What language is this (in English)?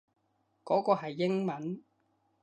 Cantonese